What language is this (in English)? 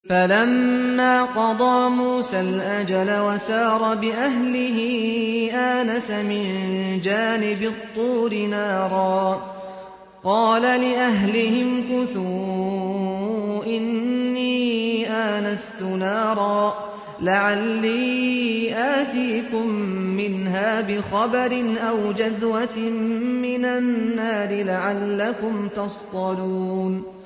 Arabic